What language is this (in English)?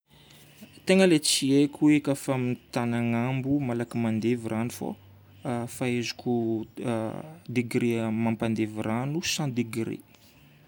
Northern Betsimisaraka Malagasy